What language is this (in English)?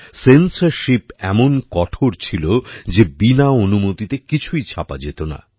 Bangla